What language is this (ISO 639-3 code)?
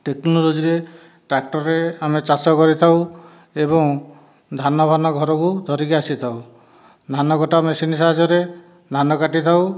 ori